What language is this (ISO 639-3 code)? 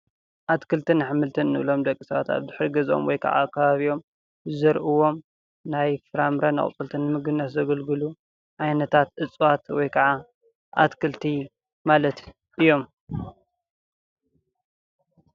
tir